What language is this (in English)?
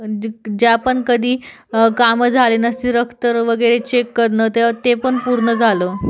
Marathi